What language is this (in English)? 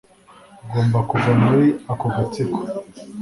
Kinyarwanda